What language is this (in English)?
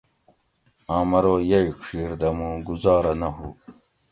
Gawri